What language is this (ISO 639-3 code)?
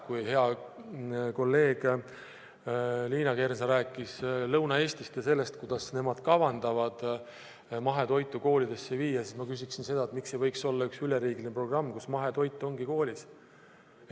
est